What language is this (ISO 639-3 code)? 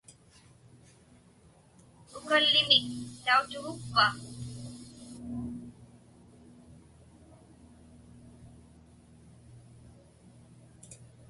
ipk